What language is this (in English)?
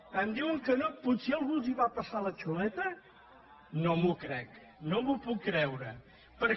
Catalan